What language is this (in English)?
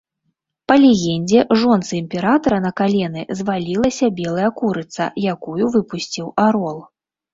Belarusian